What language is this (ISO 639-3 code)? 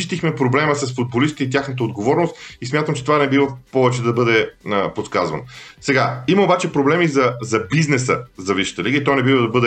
bul